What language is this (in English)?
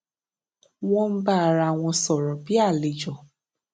Yoruba